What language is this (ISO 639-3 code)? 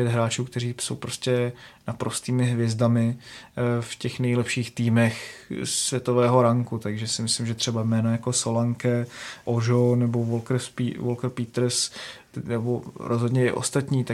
ces